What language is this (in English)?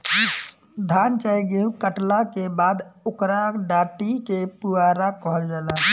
Bhojpuri